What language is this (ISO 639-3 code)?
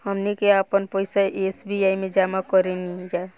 bho